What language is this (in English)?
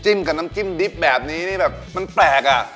Thai